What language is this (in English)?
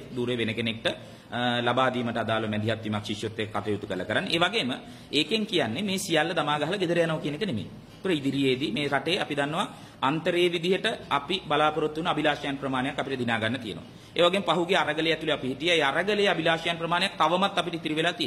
Indonesian